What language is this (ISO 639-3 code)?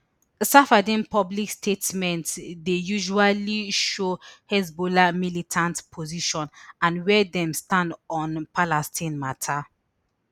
pcm